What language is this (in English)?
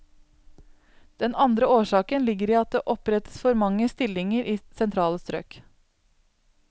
Norwegian